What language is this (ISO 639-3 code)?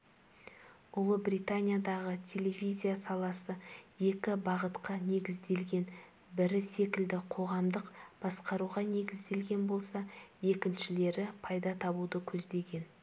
kaz